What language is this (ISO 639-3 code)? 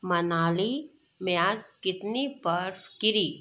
hin